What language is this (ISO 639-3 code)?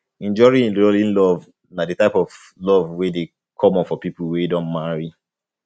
pcm